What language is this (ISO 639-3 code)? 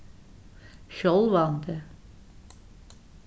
fao